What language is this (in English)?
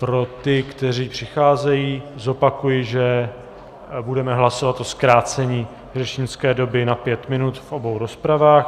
Czech